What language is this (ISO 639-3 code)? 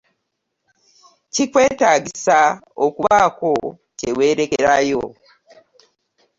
lug